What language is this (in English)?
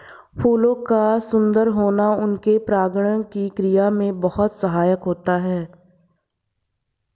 Hindi